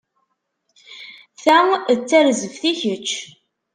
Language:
Kabyle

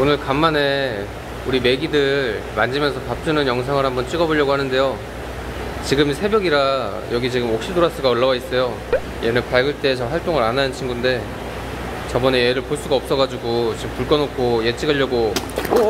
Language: Korean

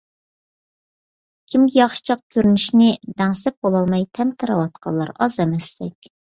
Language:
Uyghur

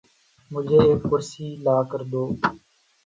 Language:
Urdu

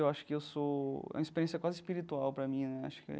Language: Portuguese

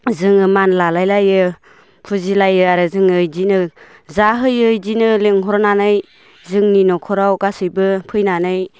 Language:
Bodo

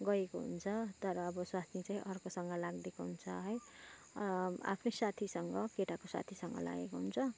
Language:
Nepali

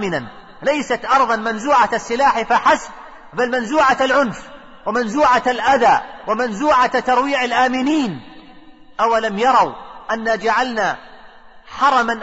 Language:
Arabic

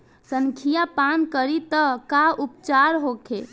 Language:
Bhojpuri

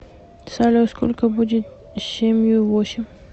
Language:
Russian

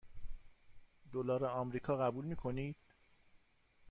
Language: Persian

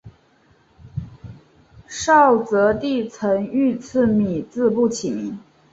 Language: Chinese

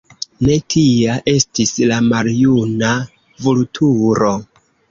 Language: Esperanto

